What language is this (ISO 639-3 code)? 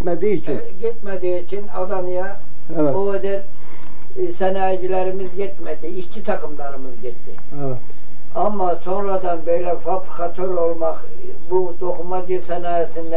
tur